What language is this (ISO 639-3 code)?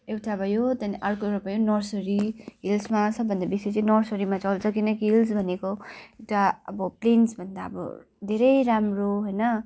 nep